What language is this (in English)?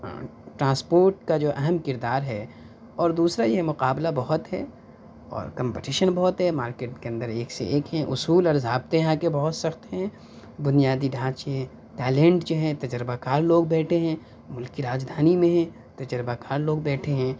Urdu